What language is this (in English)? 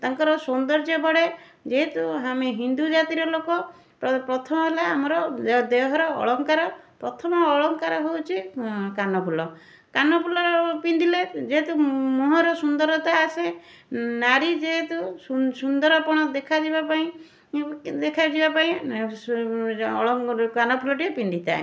Odia